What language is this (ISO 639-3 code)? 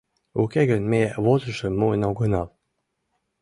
chm